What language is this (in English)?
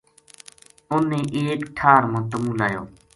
Gujari